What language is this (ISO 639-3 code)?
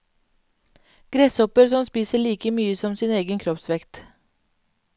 nor